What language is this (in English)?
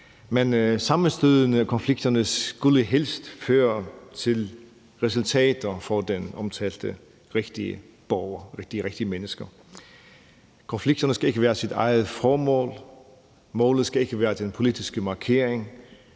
Danish